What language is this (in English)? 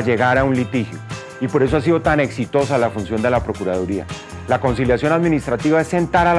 Spanish